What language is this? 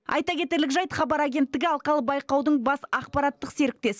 Kazakh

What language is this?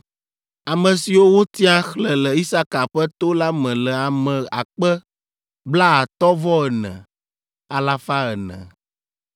Ewe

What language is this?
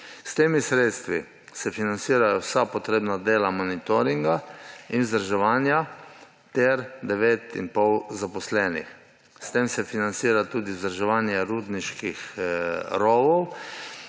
Slovenian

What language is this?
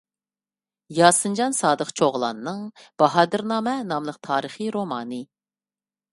Uyghur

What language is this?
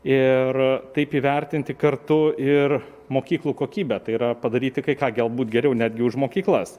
Lithuanian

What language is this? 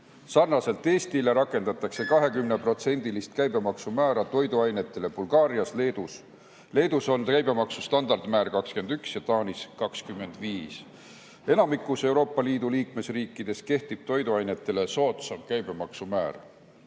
Estonian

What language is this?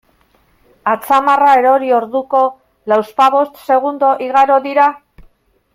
Basque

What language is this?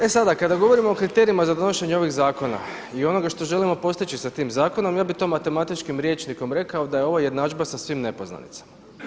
Croatian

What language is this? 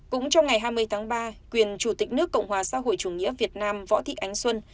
Vietnamese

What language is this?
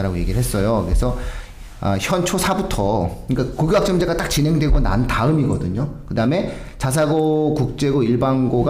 Korean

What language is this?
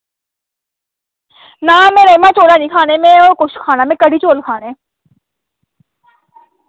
Dogri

